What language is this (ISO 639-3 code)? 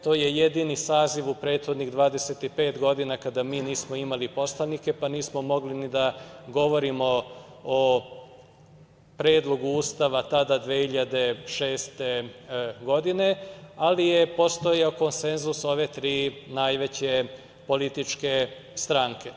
srp